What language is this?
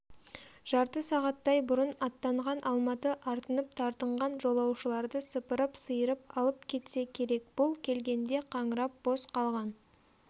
Kazakh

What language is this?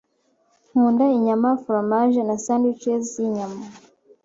Kinyarwanda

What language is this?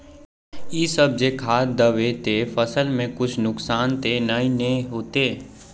Magahi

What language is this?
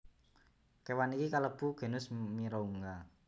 Javanese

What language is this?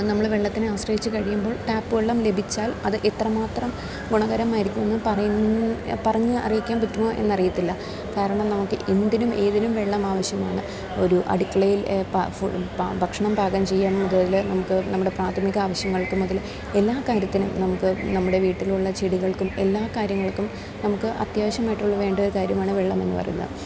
Malayalam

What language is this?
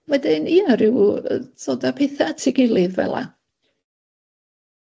Welsh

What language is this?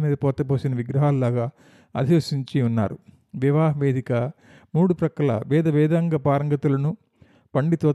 Telugu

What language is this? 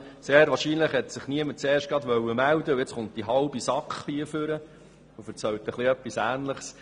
Swiss German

